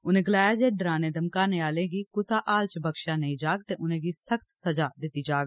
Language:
Dogri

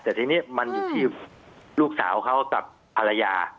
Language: Thai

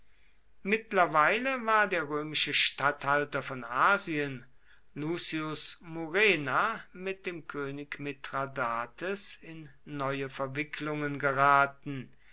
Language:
German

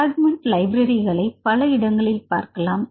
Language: Tamil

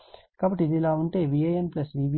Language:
Telugu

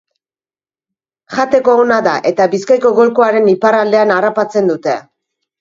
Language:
Basque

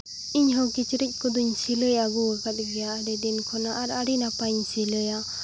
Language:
Santali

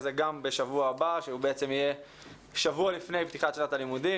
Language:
Hebrew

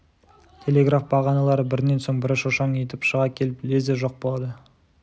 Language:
Kazakh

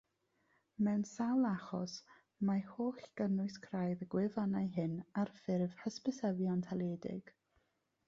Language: Welsh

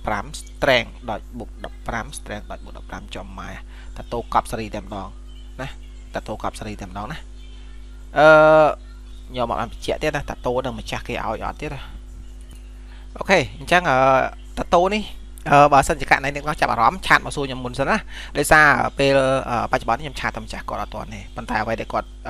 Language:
Vietnamese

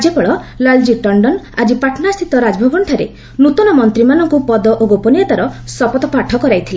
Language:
Odia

